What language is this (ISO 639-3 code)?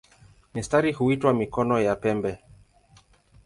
swa